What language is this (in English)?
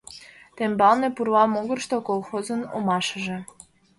Mari